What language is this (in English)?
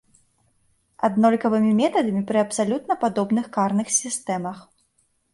Belarusian